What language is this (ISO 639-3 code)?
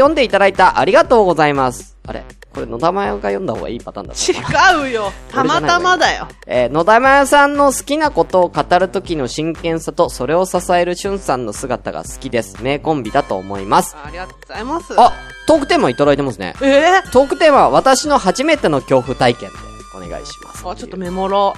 jpn